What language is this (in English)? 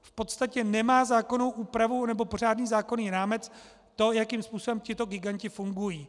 Czech